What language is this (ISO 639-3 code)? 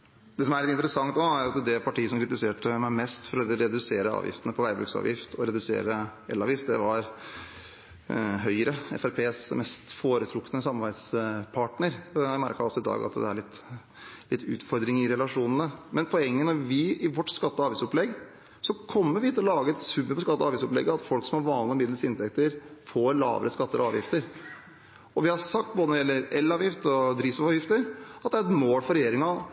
nob